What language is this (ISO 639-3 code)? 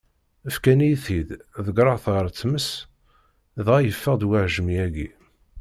kab